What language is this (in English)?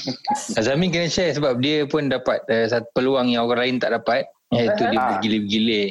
Malay